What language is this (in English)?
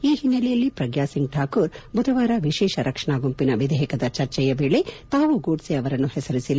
Kannada